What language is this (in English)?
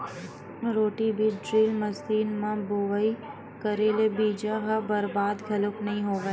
Chhattisgarhi